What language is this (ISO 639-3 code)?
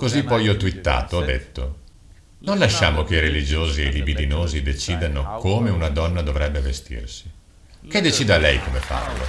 ita